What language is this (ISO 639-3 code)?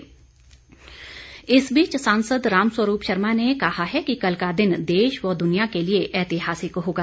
hin